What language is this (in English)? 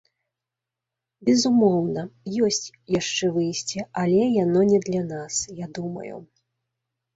Belarusian